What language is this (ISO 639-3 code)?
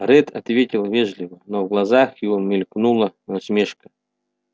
rus